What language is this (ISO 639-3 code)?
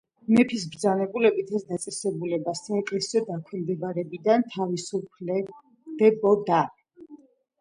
kat